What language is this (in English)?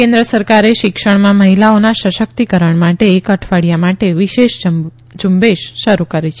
Gujarati